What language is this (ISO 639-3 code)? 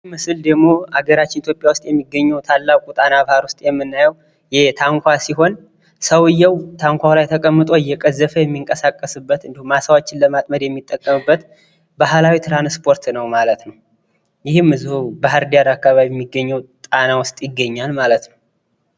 amh